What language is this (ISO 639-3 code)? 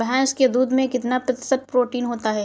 hin